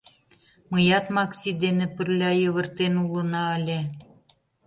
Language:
Mari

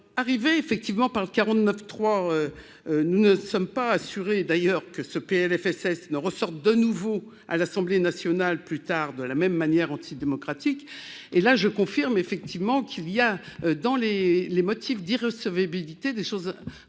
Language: French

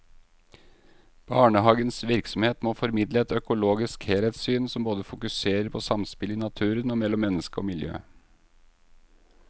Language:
Norwegian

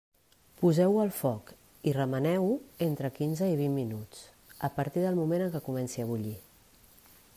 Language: Catalan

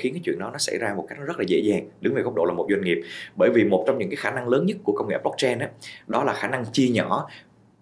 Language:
Vietnamese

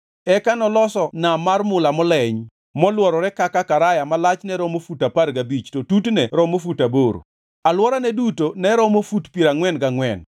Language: Luo (Kenya and Tanzania)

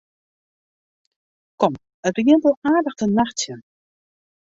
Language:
Western Frisian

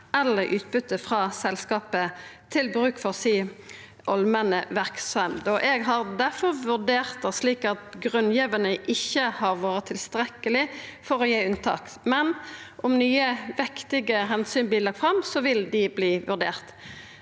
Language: Norwegian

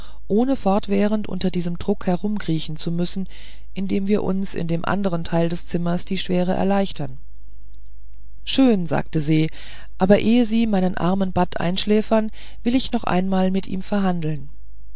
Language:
German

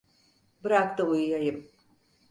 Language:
Turkish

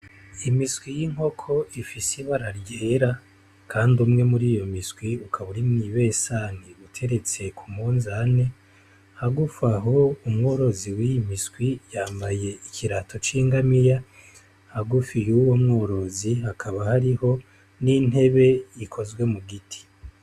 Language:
Rundi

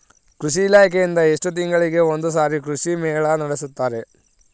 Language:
Kannada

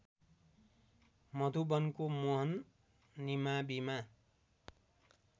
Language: Nepali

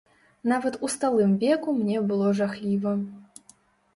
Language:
Belarusian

